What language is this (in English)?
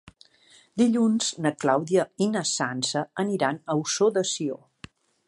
Catalan